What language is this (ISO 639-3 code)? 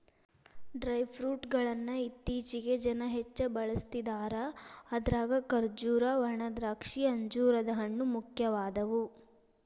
kan